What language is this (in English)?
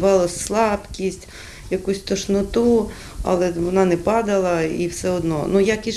Ukrainian